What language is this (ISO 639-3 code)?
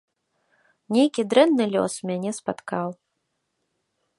bel